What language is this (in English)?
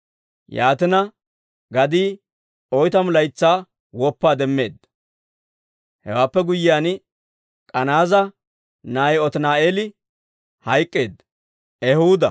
Dawro